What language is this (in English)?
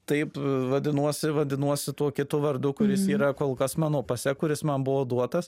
Lithuanian